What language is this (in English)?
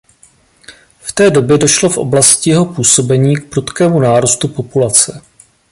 Czech